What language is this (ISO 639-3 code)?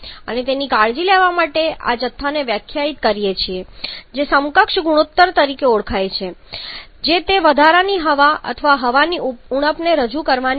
guj